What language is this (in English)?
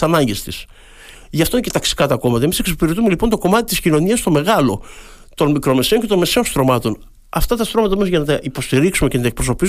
Greek